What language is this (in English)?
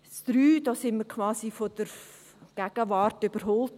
Swiss German